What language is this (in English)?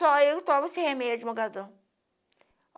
Portuguese